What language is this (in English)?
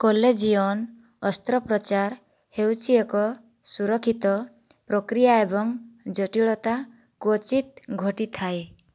Odia